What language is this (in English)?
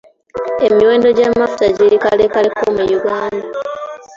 Ganda